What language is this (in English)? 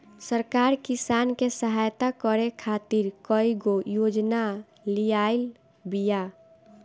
Bhojpuri